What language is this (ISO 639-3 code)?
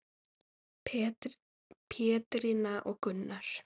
isl